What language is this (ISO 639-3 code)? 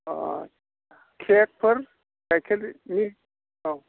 brx